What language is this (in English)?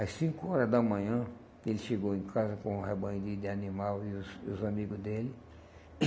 Portuguese